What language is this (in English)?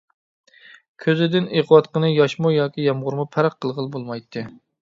Uyghur